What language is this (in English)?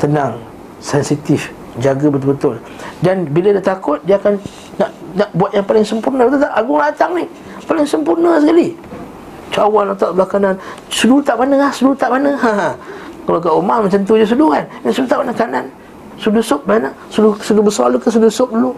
Malay